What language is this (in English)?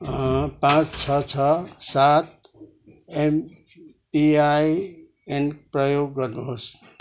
Nepali